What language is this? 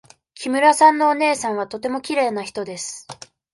Japanese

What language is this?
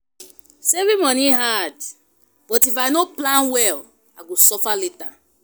Nigerian Pidgin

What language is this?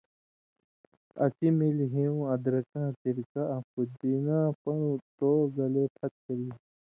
Indus Kohistani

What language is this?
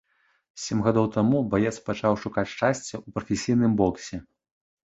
Belarusian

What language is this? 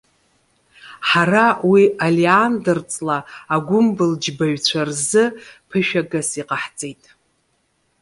Abkhazian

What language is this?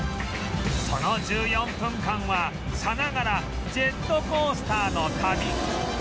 Japanese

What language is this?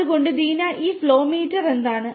Malayalam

